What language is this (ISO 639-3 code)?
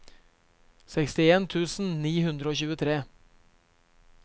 nor